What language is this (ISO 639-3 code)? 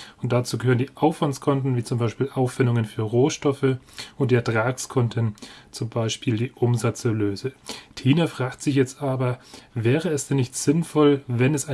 deu